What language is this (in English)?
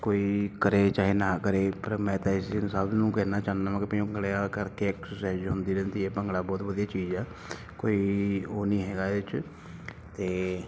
Punjabi